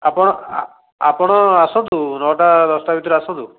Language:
Odia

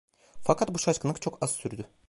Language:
Turkish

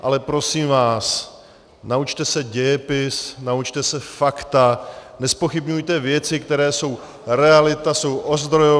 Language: Czech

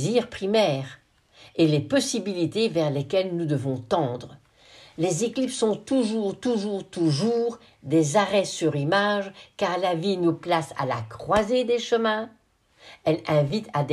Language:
French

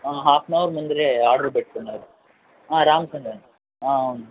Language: Telugu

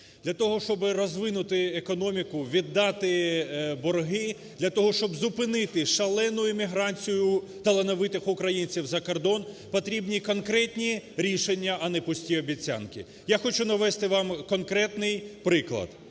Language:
Ukrainian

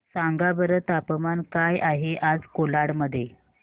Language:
Marathi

